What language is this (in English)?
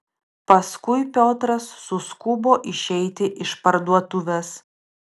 Lithuanian